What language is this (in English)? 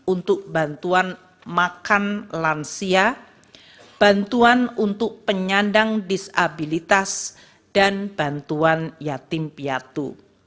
Indonesian